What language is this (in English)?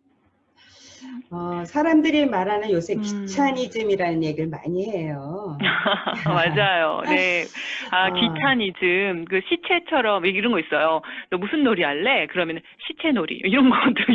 Korean